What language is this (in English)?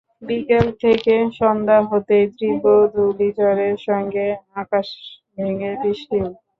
Bangla